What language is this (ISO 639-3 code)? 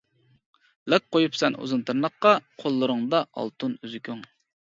uig